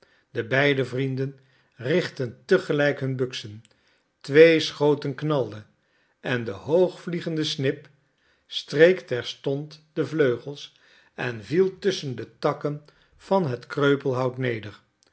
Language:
Dutch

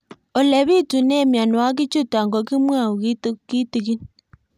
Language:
Kalenjin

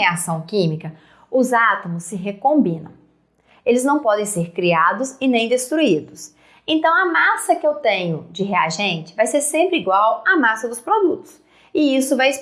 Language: Portuguese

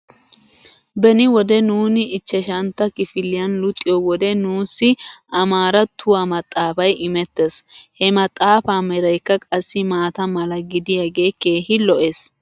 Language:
Wolaytta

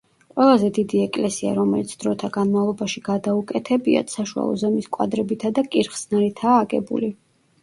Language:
Georgian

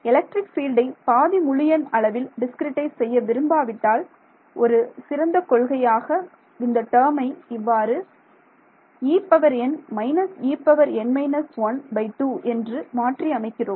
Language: Tamil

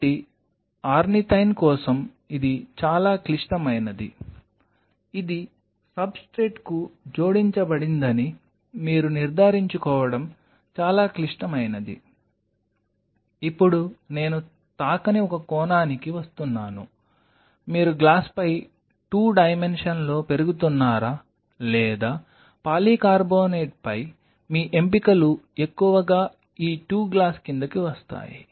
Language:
Telugu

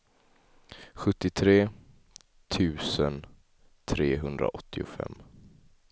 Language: Swedish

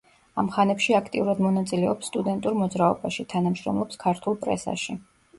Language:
Georgian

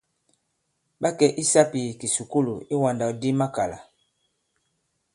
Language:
Bankon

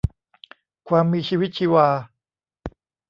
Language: Thai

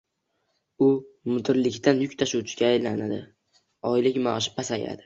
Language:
Uzbek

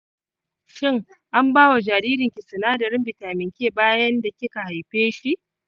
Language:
Hausa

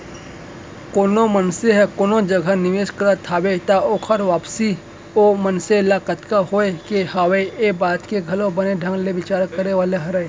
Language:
Chhattisgarhi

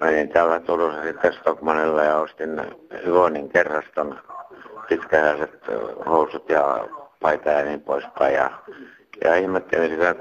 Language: Finnish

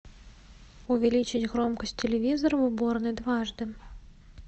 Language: Russian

